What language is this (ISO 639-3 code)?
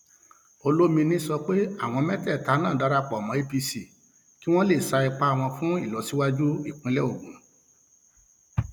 yor